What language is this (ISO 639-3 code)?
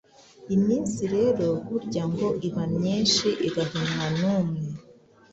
kin